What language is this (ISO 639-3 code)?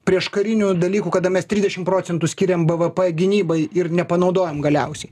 lit